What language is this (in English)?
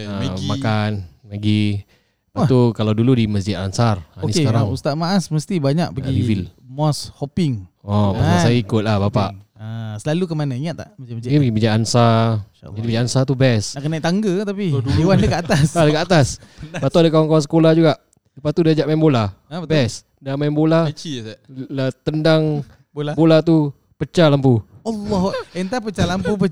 Malay